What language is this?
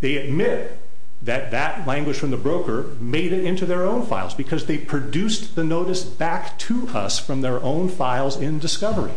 English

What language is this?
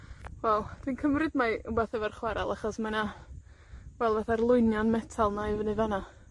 Welsh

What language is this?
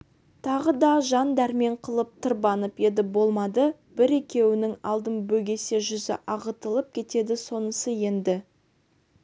Kazakh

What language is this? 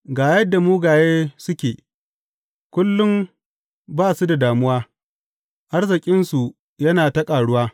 Hausa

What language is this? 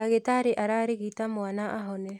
Kikuyu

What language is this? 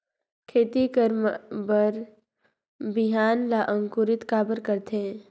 Chhattisgarhi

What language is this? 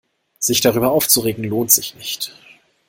German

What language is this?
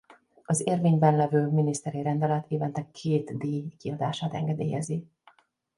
Hungarian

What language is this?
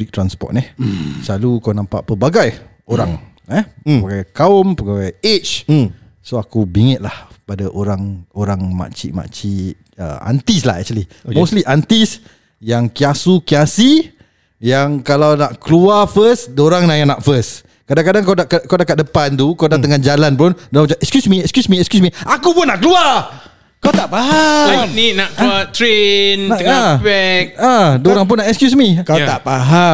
Malay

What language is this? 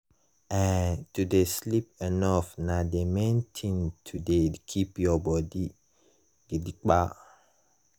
Nigerian Pidgin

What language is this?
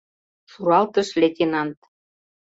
Mari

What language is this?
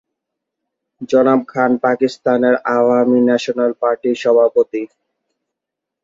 Bangla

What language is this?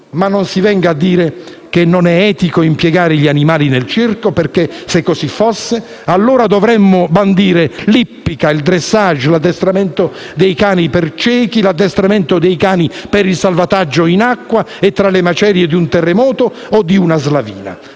Italian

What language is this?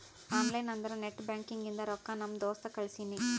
Kannada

